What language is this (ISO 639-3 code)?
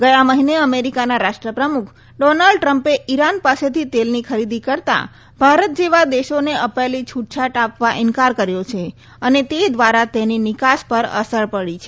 guj